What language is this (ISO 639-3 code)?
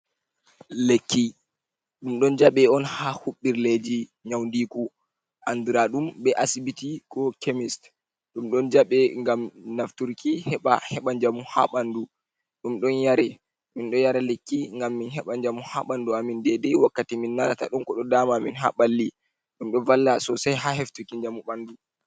ful